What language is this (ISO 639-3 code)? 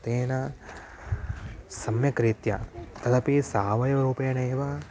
san